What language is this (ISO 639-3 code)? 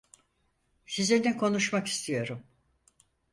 tur